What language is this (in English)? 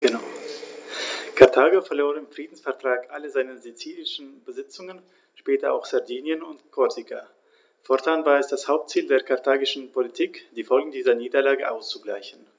German